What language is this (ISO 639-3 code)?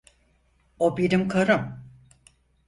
tur